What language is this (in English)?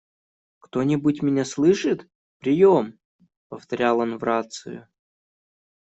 Russian